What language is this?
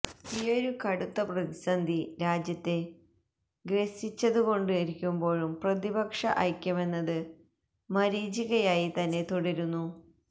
Malayalam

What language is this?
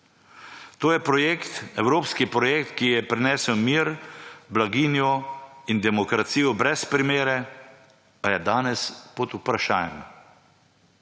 Slovenian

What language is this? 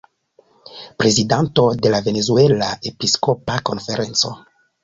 Esperanto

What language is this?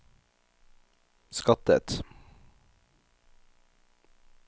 Norwegian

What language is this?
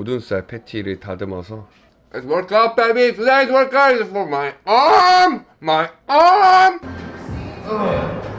Korean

